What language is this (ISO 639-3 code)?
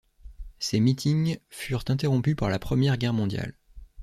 fra